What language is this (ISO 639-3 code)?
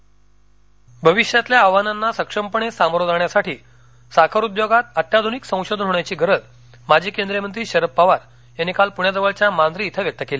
mar